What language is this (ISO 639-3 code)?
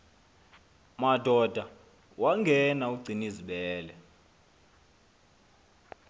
xho